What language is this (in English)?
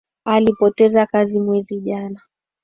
Swahili